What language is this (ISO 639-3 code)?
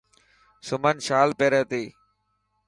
mki